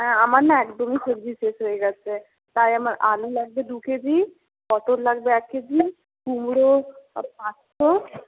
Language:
Bangla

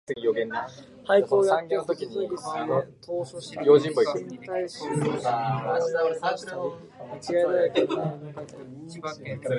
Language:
Japanese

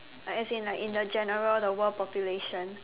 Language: English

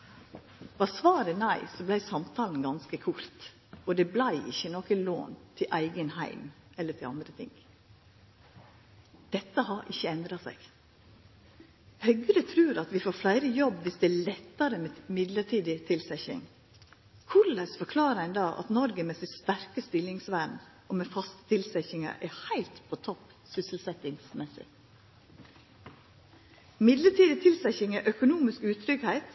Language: Norwegian Nynorsk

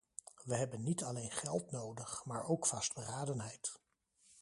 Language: Dutch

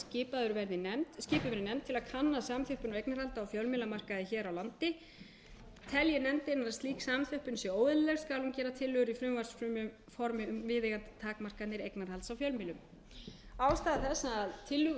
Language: Icelandic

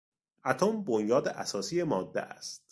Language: Persian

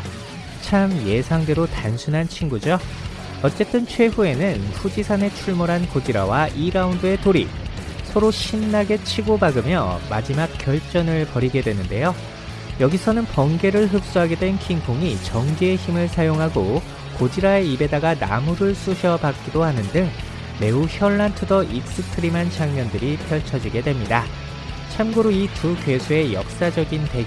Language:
Korean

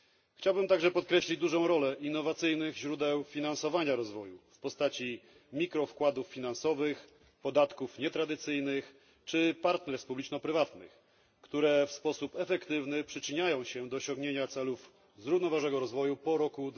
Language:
Polish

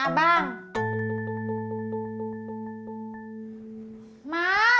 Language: Indonesian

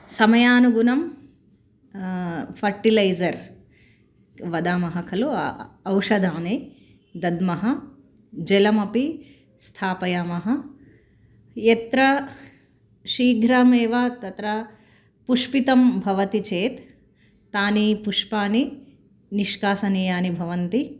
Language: Sanskrit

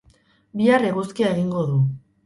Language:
Basque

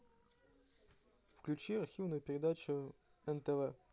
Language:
Russian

